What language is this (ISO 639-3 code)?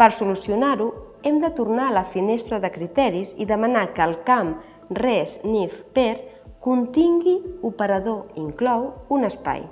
cat